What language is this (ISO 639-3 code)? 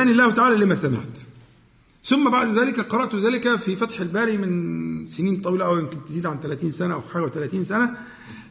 ara